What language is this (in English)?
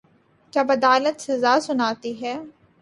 Urdu